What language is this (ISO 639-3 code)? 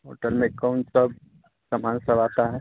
hin